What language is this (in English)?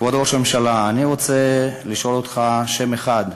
Hebrew